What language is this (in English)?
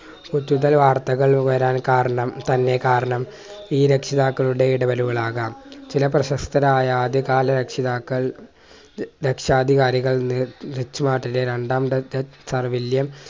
Malayalam